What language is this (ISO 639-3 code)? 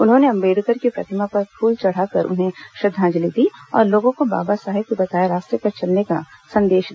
hin